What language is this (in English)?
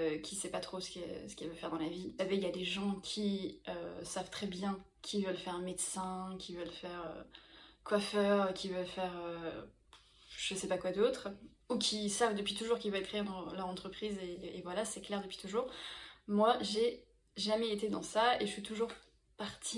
French